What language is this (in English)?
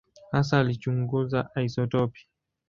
Swahili